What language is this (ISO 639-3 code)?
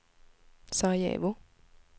swe